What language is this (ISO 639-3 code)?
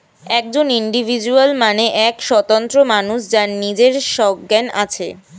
ben